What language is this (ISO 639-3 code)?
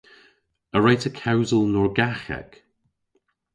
cor